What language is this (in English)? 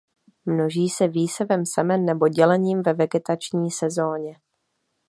Czech